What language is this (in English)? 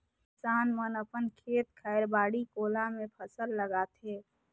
Chhattisgarhi